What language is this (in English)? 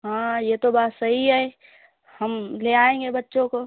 Urdu